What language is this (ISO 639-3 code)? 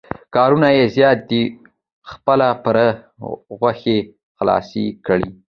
pus